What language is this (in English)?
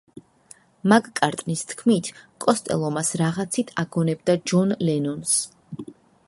Georgian